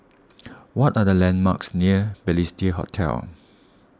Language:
English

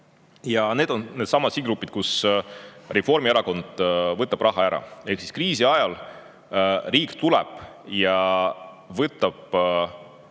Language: Estonian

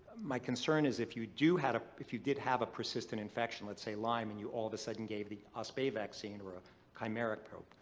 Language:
English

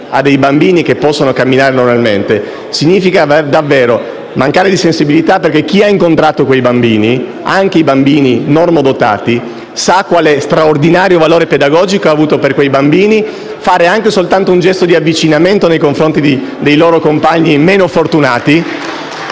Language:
Italian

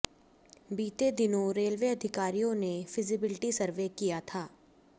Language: Hindi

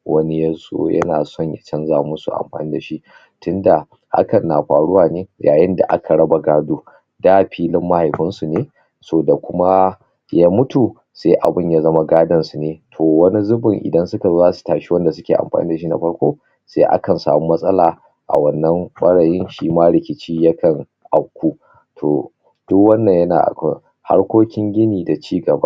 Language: Hausa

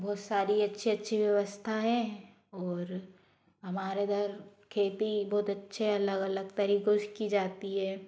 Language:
Hindi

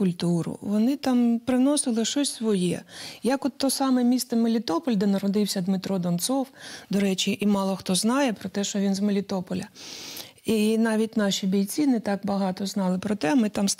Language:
Ukrainian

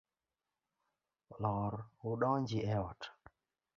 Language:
Luo (Kenya and Tanzania)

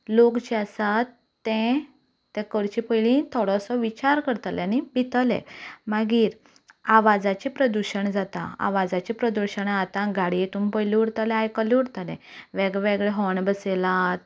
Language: Konkani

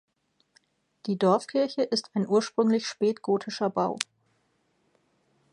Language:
German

